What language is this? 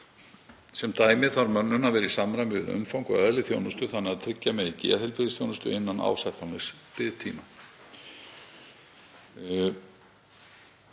Icelandic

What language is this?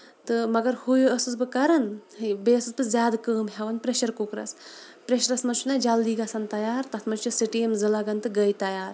Kashmiri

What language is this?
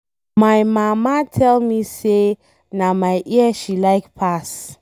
Nigerian Pidgin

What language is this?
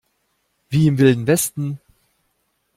German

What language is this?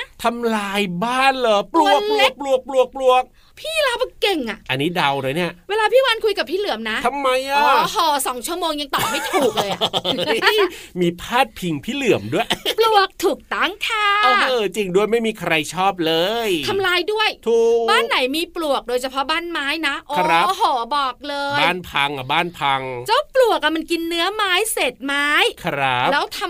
Thai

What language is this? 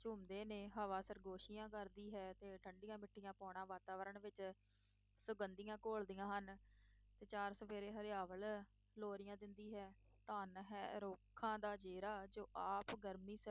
Punjabi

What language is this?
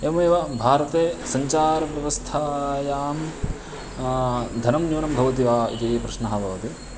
Sanskrit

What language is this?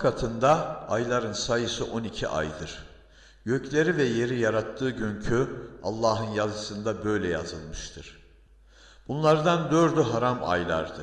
Turkish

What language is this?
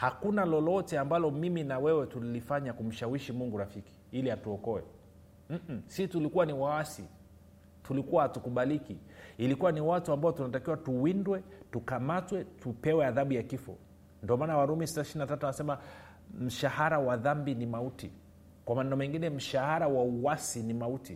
Swahili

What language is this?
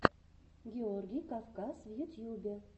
Russian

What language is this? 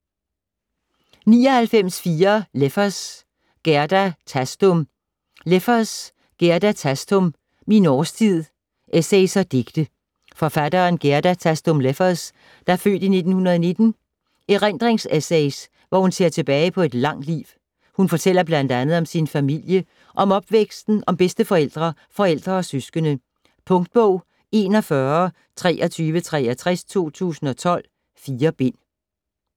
Danish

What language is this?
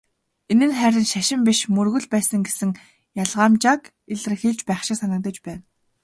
Mongolian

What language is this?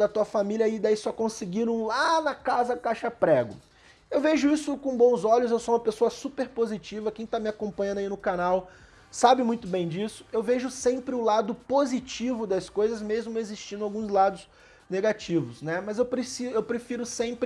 Portuguese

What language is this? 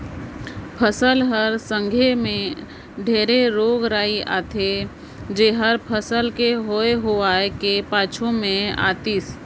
Chhattisgarhi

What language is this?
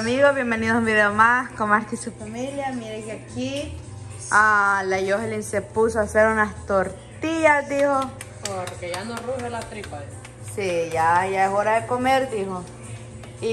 Spanish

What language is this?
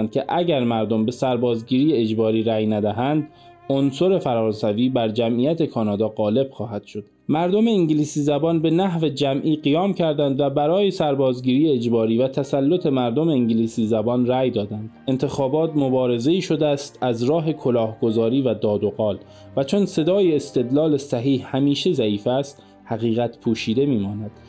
Persian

